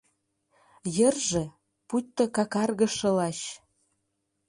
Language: Mari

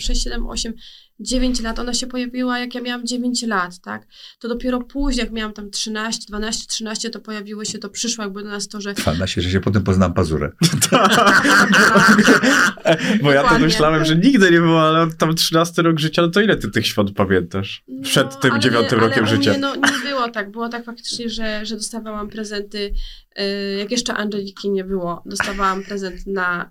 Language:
Polish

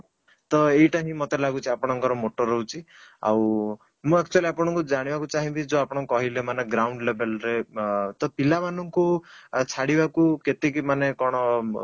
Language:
Odia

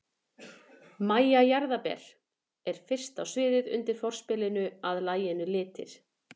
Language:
Icelandic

